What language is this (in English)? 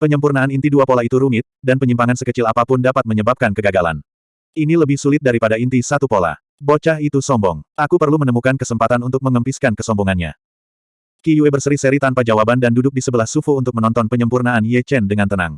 Indonesian